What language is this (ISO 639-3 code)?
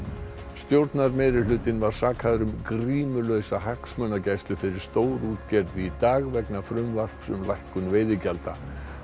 isl